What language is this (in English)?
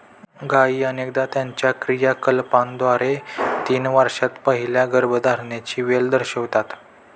Marathi